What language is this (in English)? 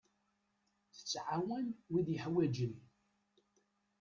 Kabyle